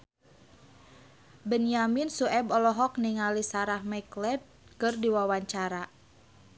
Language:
Sundanese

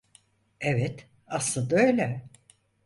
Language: Turkish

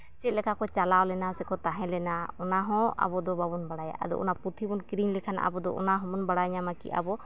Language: Santali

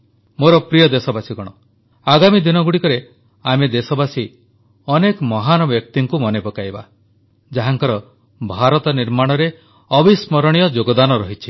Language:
Odia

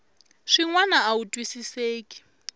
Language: Tsonga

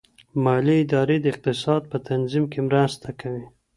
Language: Pashto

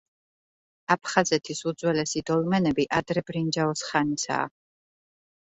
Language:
Georgian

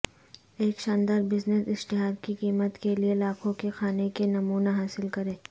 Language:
Urdu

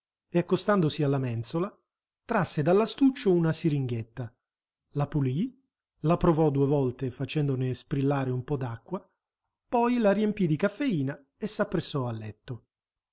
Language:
Italian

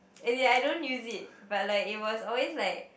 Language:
English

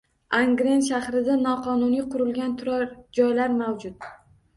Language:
Uzbek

